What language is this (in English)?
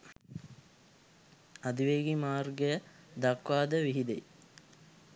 Sinhala